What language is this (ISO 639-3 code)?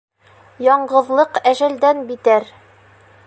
bak